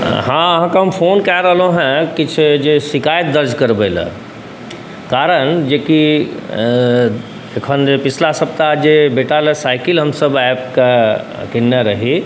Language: Maithili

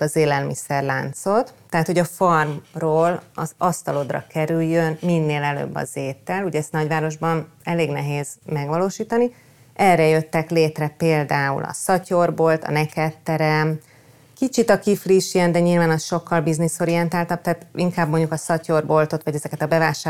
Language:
Hungarian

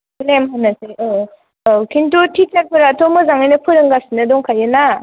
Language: Bodo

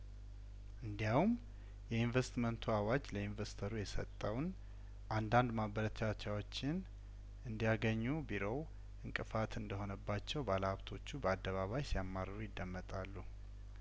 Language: Amharic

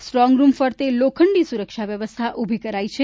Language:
Gujarati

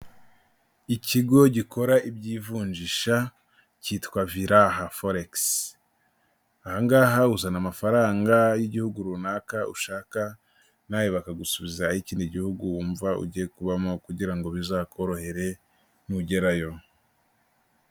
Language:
Kinyarwanda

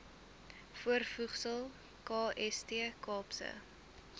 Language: Afrikaans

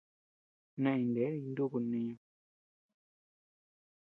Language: Tepeuxila Cuicatec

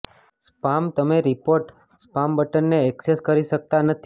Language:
Gujarati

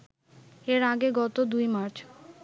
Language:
Bangla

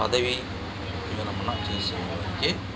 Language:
Telugu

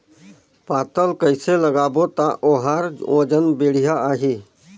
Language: Chhattisgarhi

